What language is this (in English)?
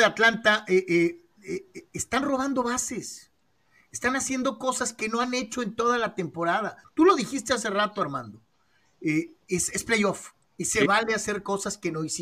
Spanish